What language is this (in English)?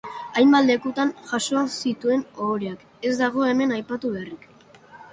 Basque